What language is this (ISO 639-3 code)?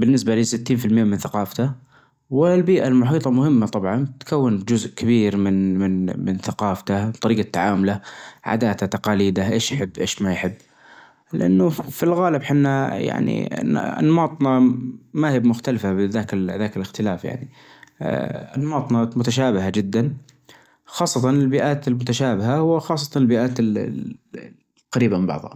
ars